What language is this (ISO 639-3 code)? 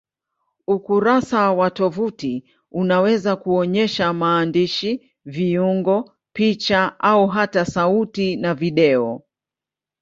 swa